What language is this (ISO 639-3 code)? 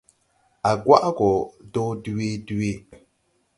tui